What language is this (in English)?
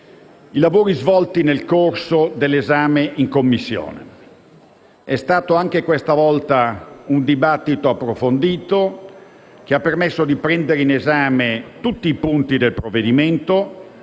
Italian